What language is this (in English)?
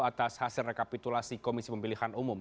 Indonesian